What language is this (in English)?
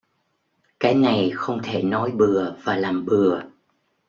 Vietnamese